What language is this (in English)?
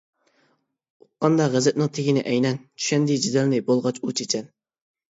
Uyghur